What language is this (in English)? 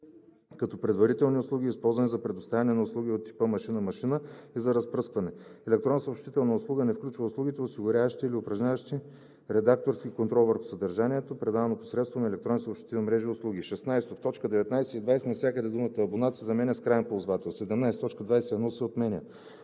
Bulgarian